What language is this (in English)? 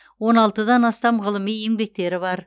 Kazakh